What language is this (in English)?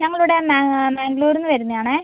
Malayalam